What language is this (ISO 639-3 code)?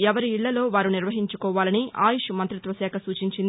tel